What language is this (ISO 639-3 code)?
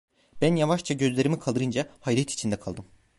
tur